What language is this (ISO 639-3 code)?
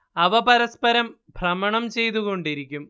mal